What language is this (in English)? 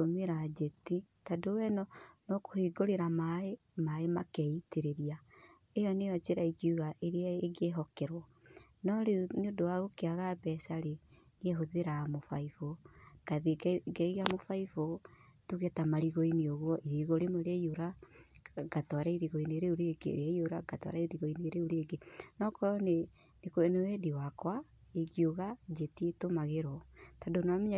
Kikuyu